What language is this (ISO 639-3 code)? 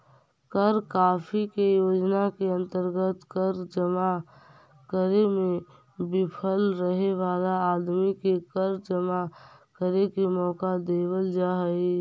mag